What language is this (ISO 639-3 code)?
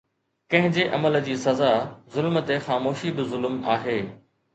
snd